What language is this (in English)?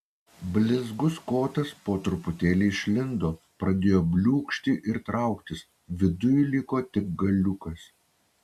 Lithuanian